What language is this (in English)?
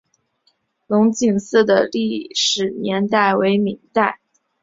Chinese